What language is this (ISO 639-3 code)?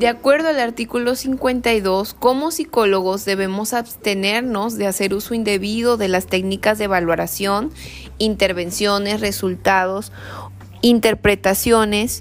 spa